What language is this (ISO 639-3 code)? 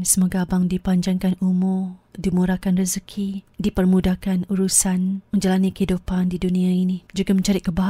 msa